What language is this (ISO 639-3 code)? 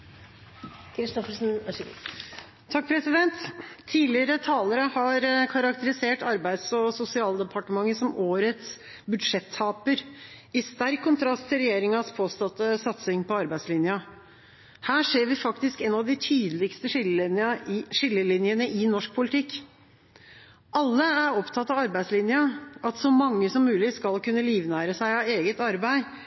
nob